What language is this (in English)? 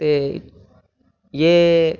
Sanskrit